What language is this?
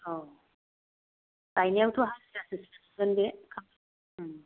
Bodo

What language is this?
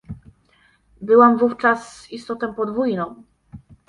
Polish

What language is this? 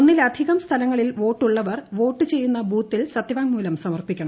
Malayalam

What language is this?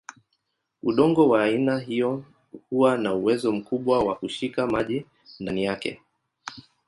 Swahili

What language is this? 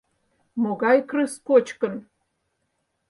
Mari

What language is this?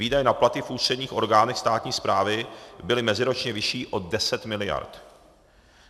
Czech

